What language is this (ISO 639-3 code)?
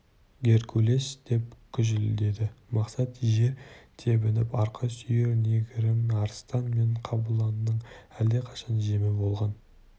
kaz